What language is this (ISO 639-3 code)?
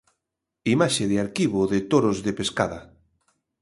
glg